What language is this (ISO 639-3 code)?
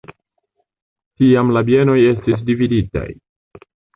epo